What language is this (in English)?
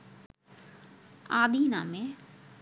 Bangla